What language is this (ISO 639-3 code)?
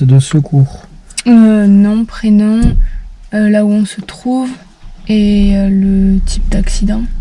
fra